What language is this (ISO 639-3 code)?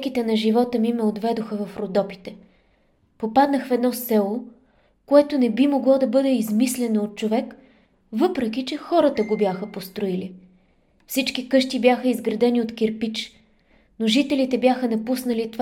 bul